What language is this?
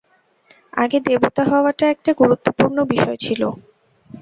Bangla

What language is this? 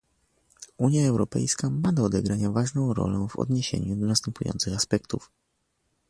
Polish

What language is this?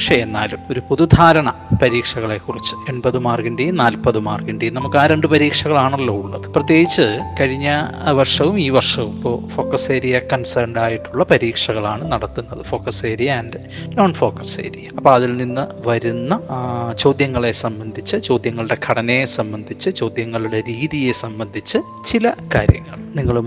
Malayalam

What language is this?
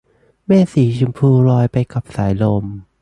Thai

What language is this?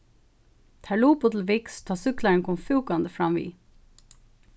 Faroese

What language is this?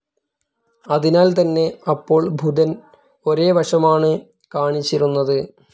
Malayalam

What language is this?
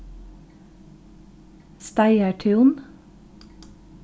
Faroese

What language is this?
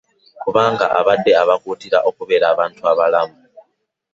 Ganda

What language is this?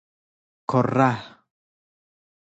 Persian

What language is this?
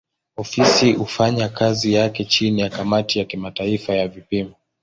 Swahili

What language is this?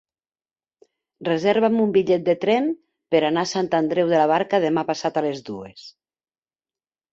Catalan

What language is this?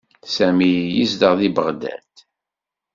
Kabyle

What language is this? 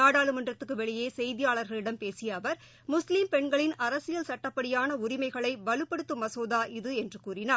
Tamil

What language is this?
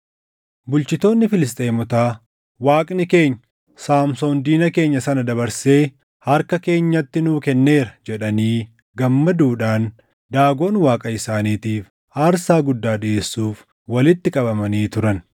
Oromo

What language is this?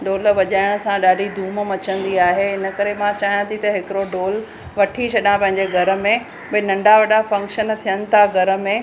Sindhi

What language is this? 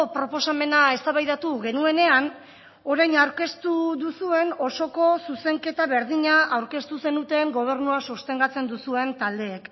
Basque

